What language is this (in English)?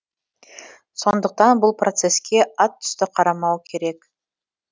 Kazakh